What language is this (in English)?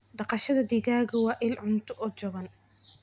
Somali